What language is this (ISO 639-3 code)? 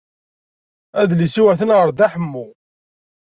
kab